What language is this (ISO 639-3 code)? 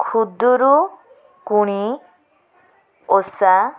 ori